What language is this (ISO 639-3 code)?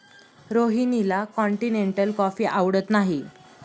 mar